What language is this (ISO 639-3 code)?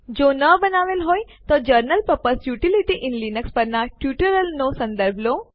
guj